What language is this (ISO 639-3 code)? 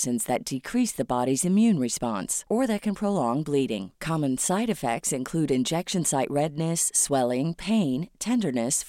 fil